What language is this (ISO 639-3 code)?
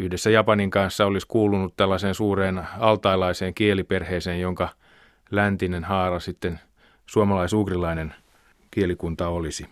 fin